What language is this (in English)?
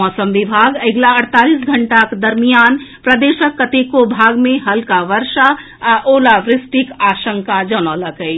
Maithili